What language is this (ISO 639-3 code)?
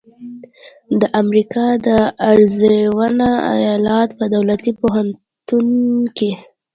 pus